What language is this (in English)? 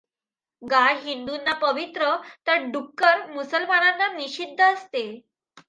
Marathi